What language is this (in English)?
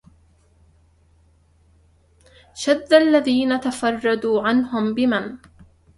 Arabic